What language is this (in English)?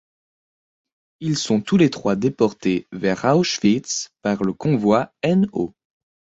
French